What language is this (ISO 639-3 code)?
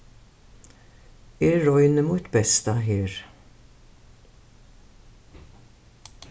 fao